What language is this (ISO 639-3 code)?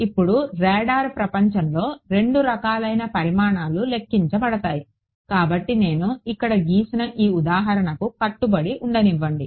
tel